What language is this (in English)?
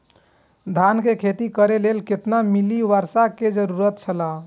Maithili